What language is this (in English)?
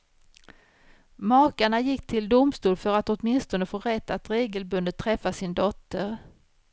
Swedish